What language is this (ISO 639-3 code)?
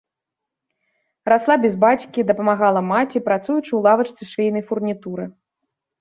bel